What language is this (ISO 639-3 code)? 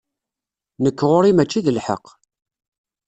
kab